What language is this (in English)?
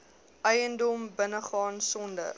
Afrikaans